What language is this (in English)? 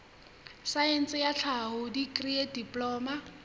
Southern Sotho